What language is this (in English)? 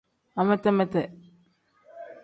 Tem